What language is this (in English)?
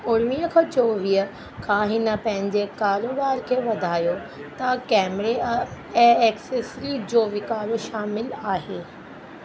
Sindhi